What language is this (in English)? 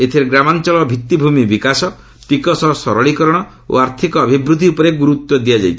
Odia